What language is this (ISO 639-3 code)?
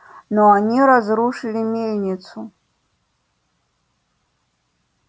rus